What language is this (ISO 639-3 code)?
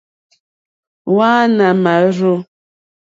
bri